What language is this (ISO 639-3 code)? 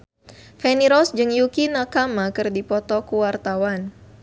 sun